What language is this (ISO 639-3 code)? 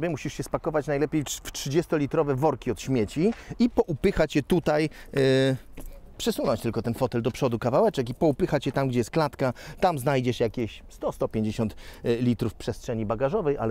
pol